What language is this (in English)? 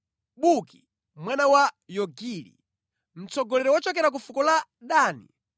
Nyanja